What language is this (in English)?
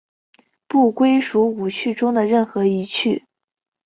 Chinese